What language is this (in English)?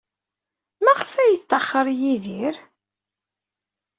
Kabyle